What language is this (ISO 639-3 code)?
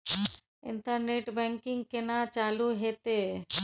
mai